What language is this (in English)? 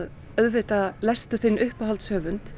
Icelandic